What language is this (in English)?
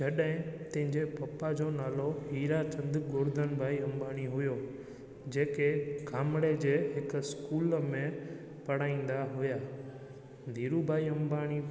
Sindhi